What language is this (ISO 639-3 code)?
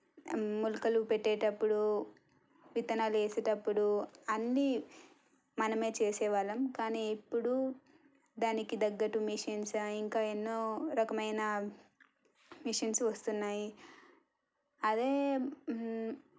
tel